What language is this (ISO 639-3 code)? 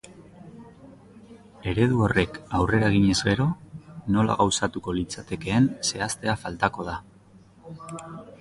eus